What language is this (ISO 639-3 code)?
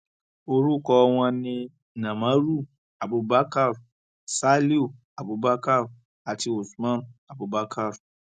yor